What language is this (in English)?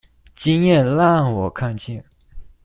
Chinese